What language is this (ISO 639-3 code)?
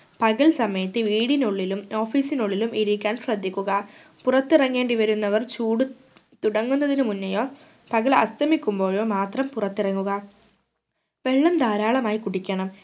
mal